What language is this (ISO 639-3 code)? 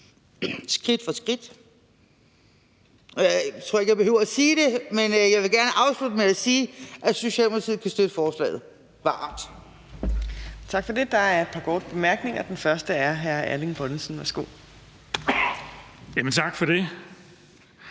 dan